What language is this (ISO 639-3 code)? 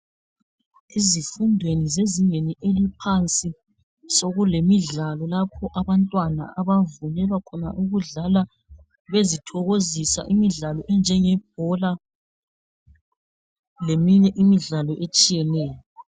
nde